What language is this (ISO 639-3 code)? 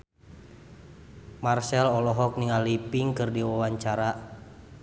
sun